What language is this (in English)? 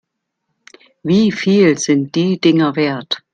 German